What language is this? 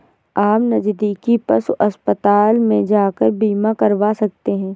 Hindi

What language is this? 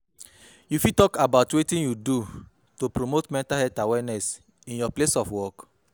Nigerian Pidgin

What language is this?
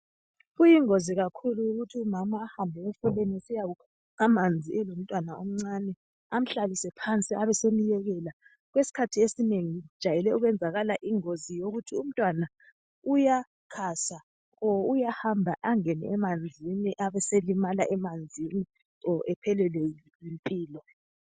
North Ndebele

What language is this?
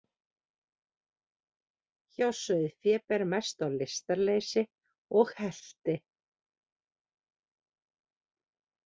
Icelandic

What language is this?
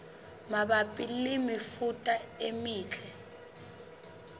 Southern Sotho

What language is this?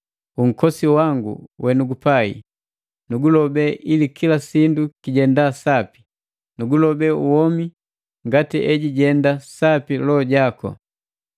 Matengo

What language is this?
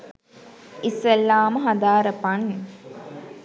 Sinhala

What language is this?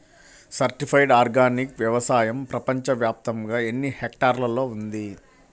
Telugu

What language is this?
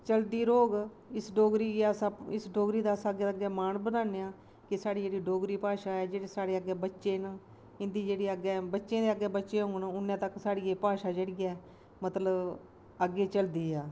Dogri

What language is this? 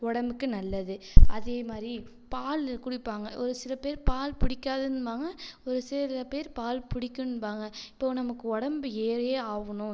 Tamil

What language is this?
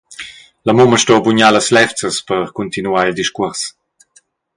Romansh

